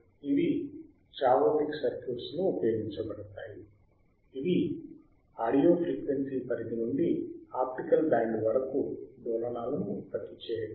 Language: Telugu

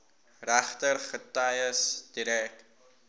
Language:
Afrikaans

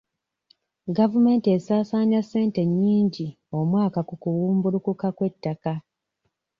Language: Ganda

